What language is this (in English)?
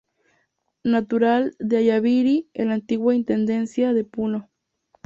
Spanish